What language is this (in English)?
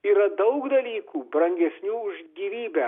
Lithuanian